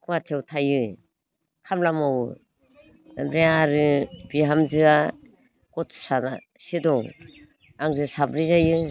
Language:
Bodo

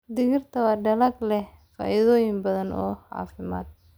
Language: Somali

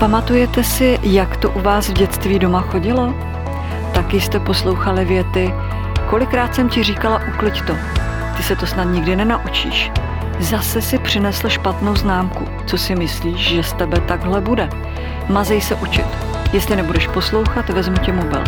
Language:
Czech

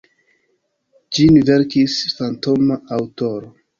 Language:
Esperanto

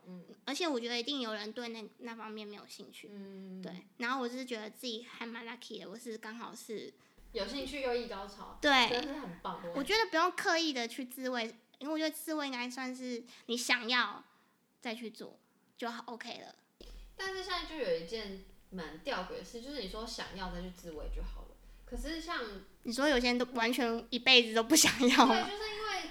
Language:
Chinese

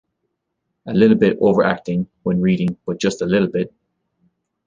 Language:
English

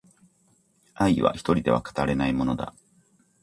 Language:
Japanese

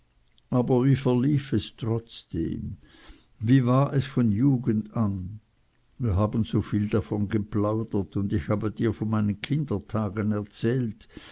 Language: German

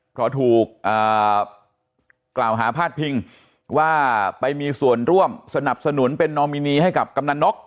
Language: Thai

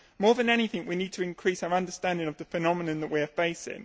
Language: English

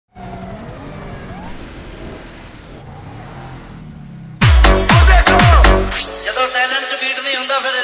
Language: Arabic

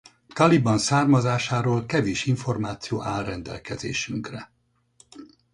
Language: Hungarian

